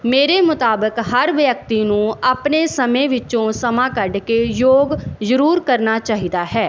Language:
Punjabi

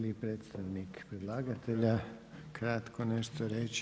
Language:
Croatian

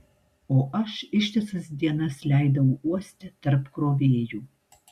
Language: Lithuanian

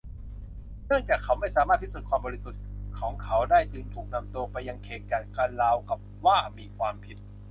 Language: Thai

